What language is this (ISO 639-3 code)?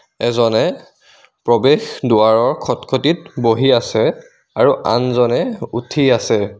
asm